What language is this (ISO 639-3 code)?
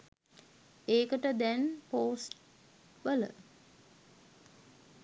sin